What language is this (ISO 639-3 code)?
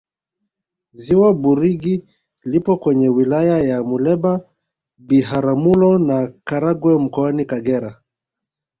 swa